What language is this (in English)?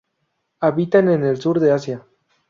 Spanish